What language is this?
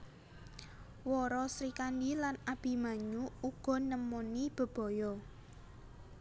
Javanese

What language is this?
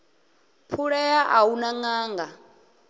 Venda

